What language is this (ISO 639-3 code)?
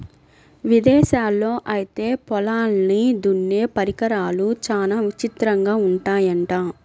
tel